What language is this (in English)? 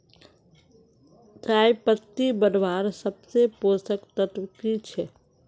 Magahi